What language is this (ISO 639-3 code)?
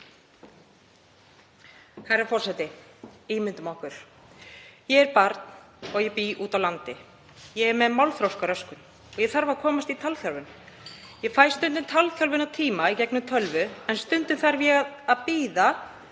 isl